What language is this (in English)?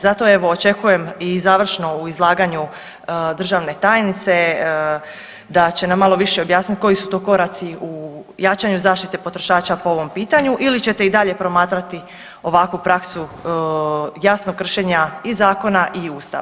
Croatian